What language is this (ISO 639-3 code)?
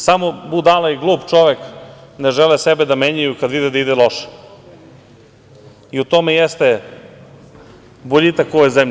srp